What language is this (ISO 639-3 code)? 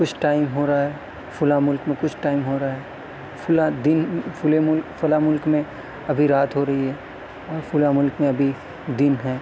urd